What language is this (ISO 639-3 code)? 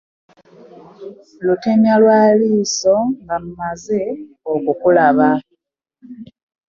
lug